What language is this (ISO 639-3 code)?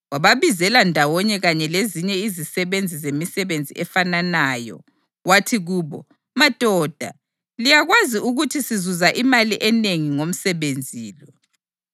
nde